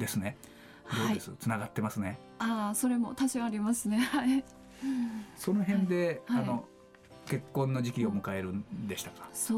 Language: Japanese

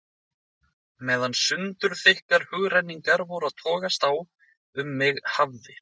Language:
Icelandic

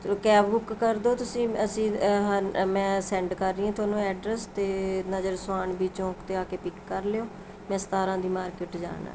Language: Punjabi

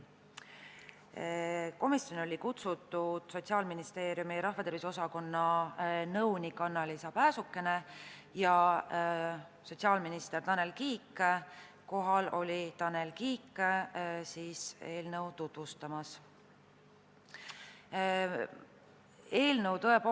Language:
Estonian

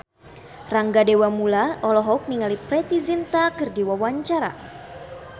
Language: Sundanese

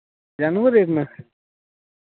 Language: Dogri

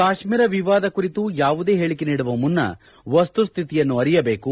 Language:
Kannada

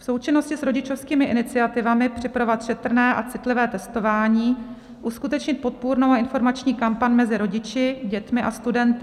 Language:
Czech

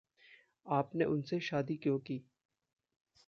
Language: Hindi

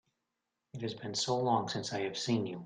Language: English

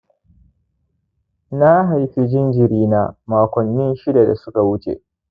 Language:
Hausa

